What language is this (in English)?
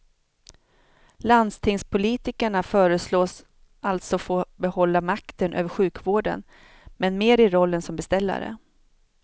Swedish